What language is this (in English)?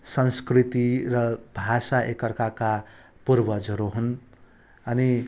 Nepali